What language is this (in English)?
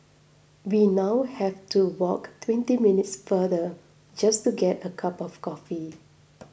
English